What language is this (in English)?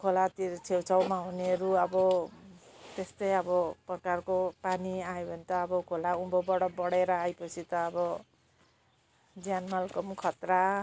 Nepali